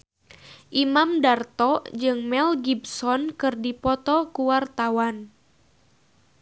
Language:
Sundanese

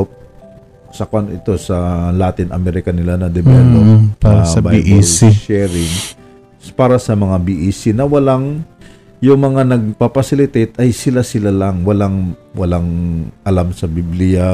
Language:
Filipino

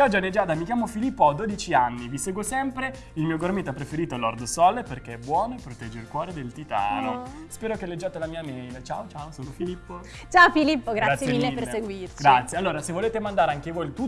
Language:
Italian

